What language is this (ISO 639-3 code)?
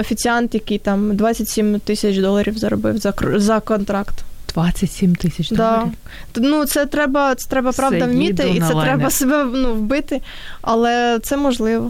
ukr